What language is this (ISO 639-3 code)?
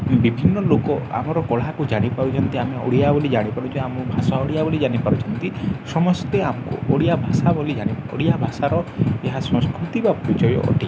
ori